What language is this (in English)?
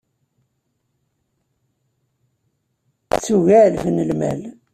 Kabyle